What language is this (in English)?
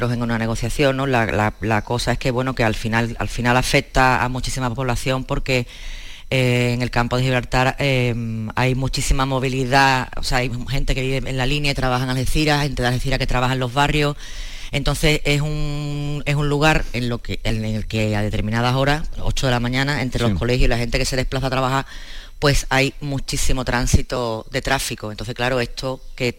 Spanish